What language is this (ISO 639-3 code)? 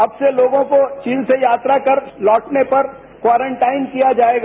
hin